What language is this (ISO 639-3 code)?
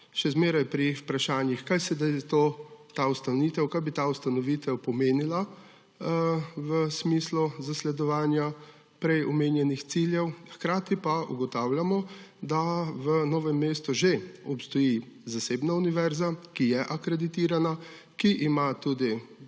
slv